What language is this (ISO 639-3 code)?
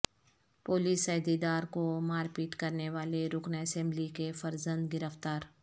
urd